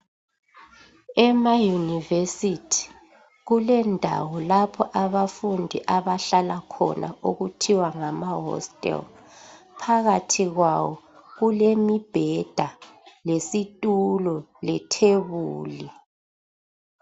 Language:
North Ndebele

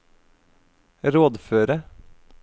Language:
Norwegian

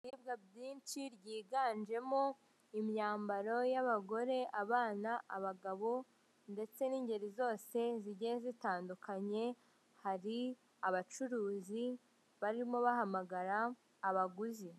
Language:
Kinyarwanda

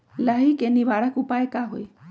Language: Magahi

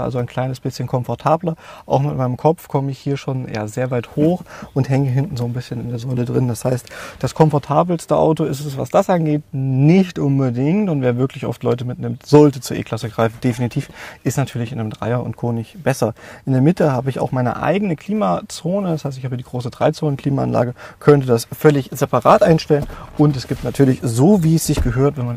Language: German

